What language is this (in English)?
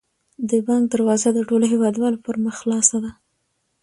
Pashto